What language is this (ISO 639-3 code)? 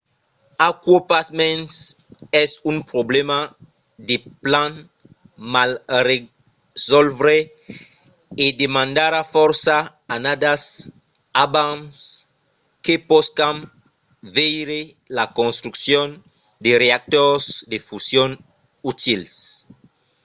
oci